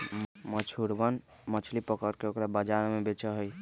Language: Magahi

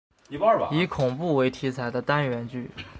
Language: Chinese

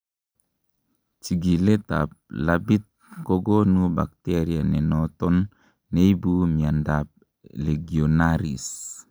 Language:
Kalenjin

